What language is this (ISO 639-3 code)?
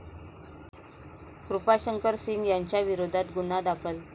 mar